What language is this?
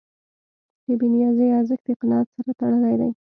Pashto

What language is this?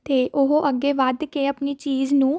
Punjabi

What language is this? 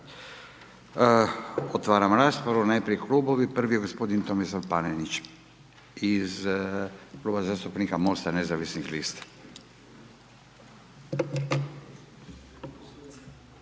Croatian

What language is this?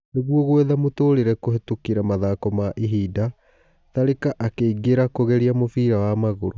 Kikuyu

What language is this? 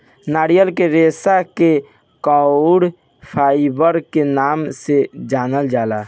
Bhojpuri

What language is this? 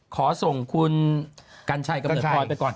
Thai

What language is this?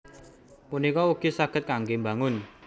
Javanese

